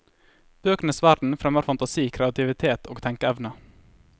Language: Norwegian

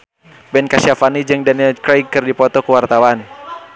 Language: Sundanese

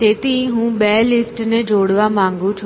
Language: Gujarati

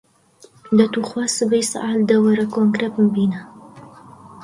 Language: Central Kurdish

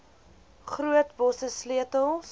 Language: Afrikaans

